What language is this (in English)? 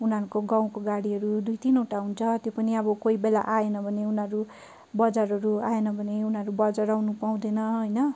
Nepali